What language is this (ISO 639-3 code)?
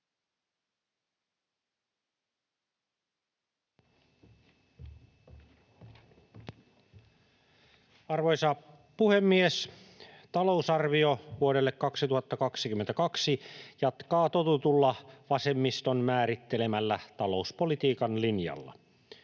fin